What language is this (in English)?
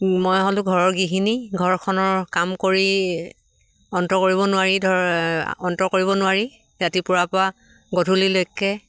Assamese